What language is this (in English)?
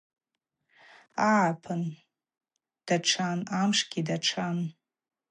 Abaza